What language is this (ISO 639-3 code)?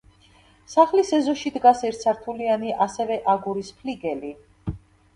kat